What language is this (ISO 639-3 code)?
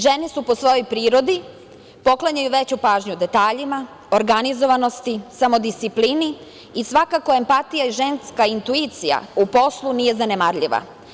srp